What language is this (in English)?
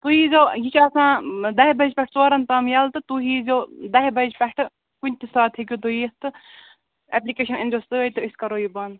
Kashmiri